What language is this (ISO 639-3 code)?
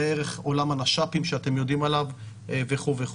heb